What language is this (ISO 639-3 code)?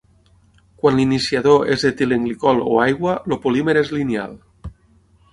cat